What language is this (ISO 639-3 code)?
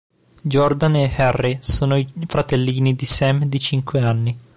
ita